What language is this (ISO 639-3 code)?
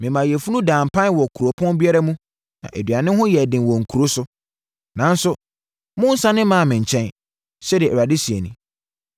aka